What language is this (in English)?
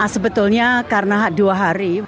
Indonesian